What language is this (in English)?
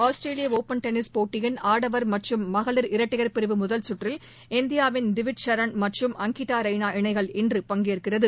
Tamil